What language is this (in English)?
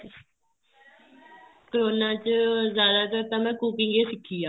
Punjabi